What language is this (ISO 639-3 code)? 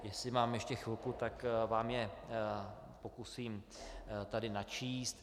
ces